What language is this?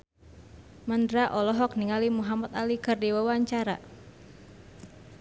Sundanese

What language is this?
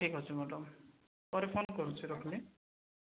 Odia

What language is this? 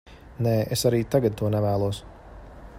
Latvian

